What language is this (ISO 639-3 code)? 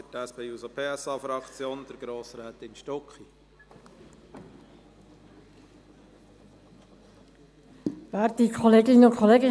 gsw